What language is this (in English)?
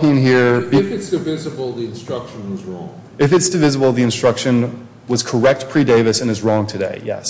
English